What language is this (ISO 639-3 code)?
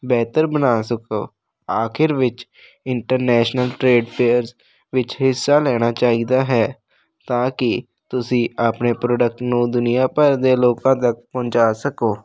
pan